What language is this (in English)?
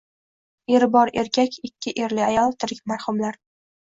Uzbek